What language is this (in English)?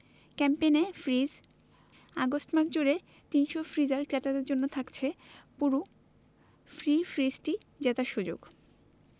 Bangla